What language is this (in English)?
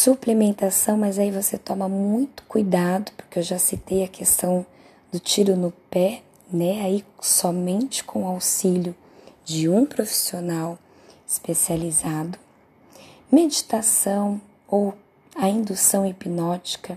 Portuguese